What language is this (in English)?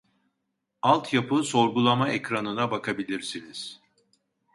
Turkish